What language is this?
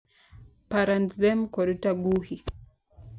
Luo (Kenya and Tanzania)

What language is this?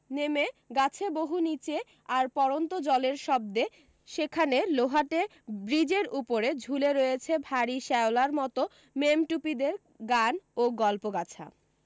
Bangla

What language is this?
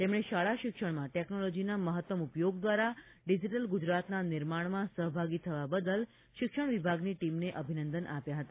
Gujarati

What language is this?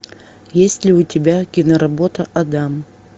Russian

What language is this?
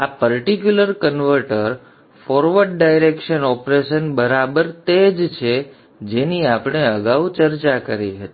Gujarati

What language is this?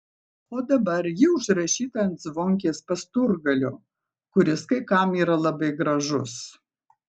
Lithuanian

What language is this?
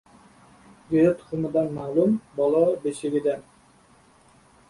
Uzbek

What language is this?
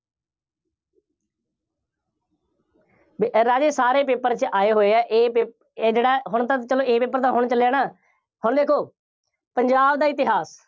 Punjabi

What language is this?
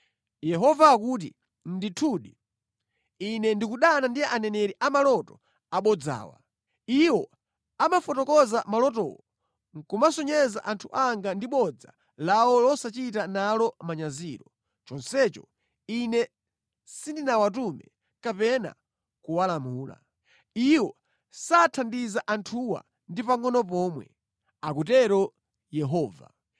Nyanja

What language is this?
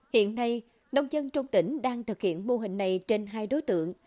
Vietnamese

